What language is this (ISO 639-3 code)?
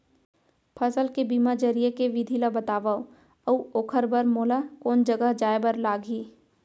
hne